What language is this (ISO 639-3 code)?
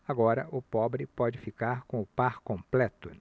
por